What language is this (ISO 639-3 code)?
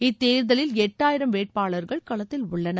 tam